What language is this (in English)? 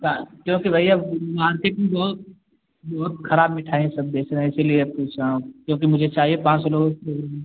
Hindi